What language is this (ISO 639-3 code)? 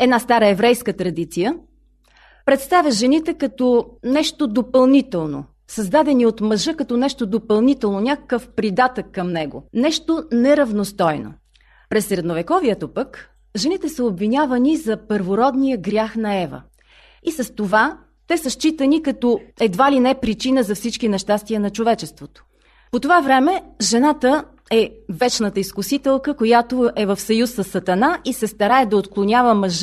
bul